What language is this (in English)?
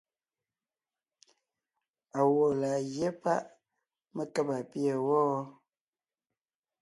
Ngiemboon